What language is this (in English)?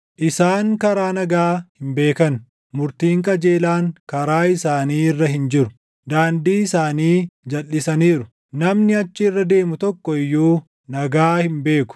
Oromo